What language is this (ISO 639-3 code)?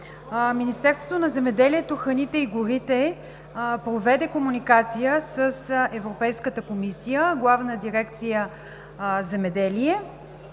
bul